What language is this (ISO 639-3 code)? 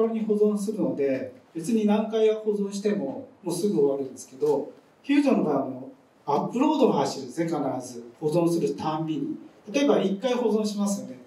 jpn